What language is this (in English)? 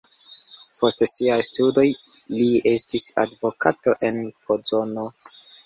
Esperanto